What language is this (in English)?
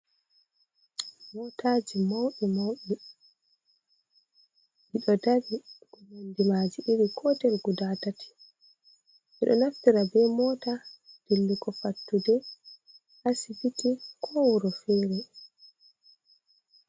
Fula